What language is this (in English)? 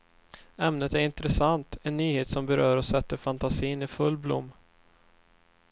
Swedish